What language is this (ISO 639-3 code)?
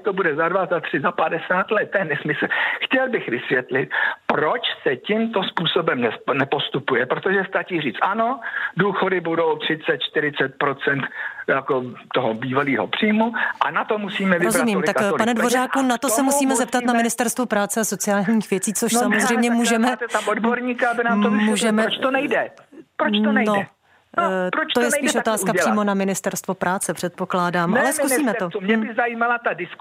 ces